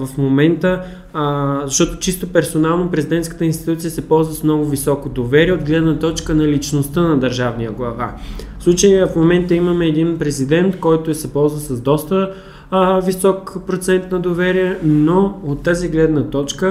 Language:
Bulgarian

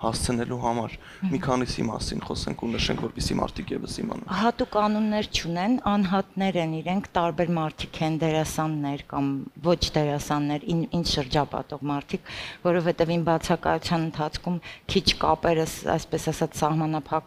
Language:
Romanian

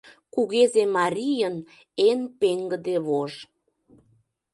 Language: Mari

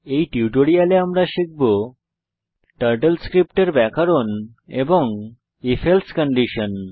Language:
Bangla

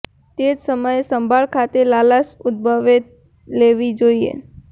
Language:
Gujarati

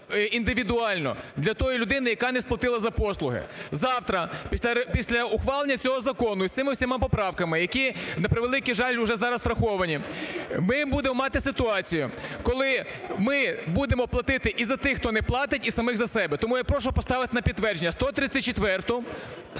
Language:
Ukrainian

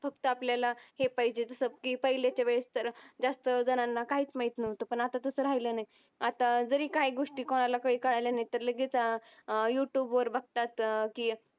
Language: Marathi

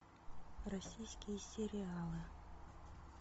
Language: Russian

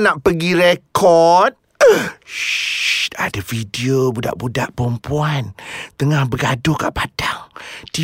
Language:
Malay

